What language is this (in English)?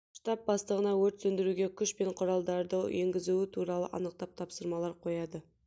Kazakh